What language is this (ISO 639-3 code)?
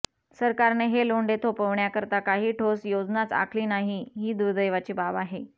mar